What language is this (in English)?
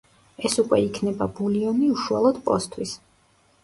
Georgian